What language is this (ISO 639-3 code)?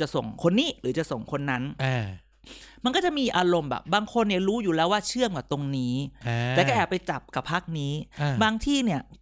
tha